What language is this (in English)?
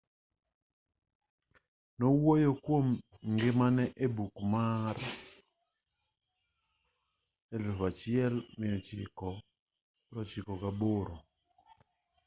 Luo (Kenya and Tanzania)